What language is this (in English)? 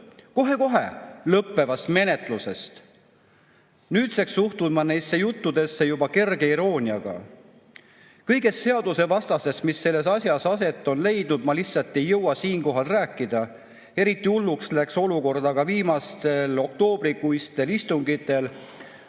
Estonian